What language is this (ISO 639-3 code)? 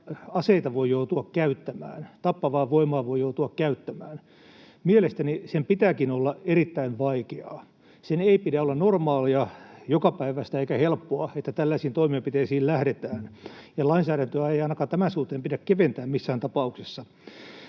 fin